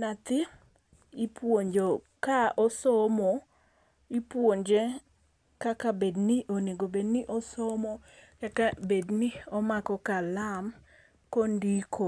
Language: Luo (Kenya and Tanzania)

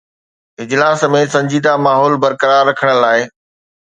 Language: Sindhi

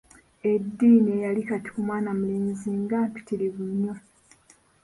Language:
Ganda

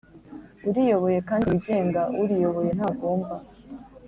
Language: Kinyarwanda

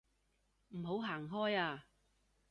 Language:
Cantonese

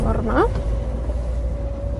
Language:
Welsh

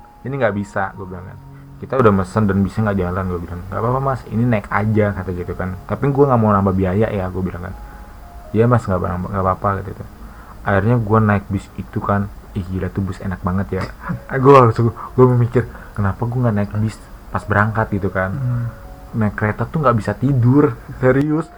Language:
Indonesian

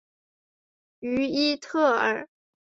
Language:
Chinese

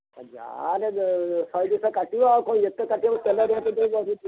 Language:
Odia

